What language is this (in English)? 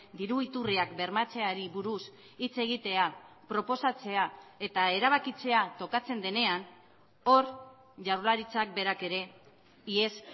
Basque